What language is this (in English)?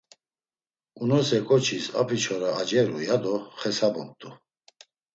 Laz